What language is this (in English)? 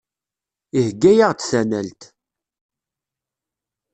Kabyle